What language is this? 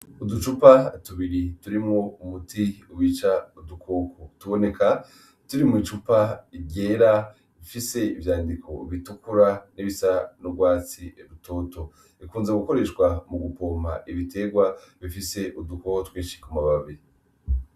Rundi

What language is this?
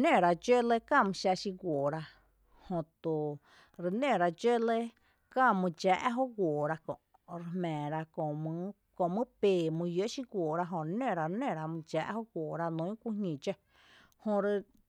Tepinapa Chinantec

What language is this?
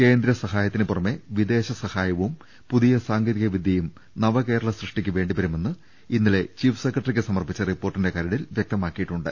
Malayalam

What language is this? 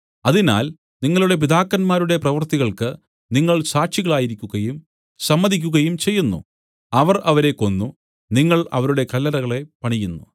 Malayalam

